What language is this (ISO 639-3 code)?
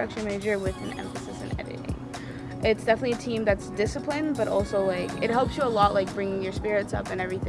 eng